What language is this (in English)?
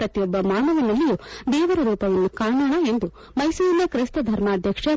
Kannada